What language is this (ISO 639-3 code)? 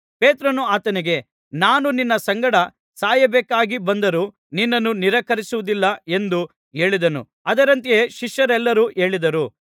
kan